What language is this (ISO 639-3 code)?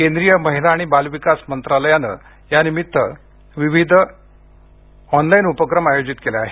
mar